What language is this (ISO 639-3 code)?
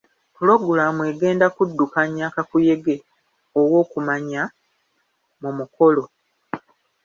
lug